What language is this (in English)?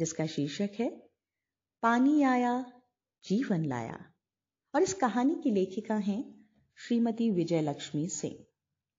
Hindi